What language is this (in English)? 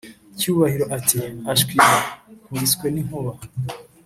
Kinyarwanda